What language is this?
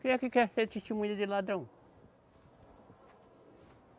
Portuguese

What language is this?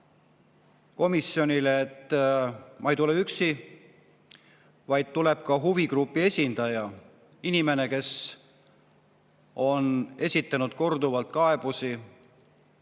Estonian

